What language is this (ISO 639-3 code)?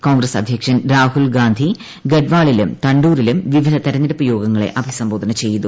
mal